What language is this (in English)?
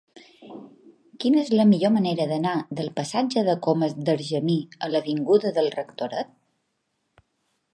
Catalan